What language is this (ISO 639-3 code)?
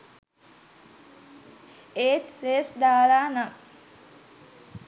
sin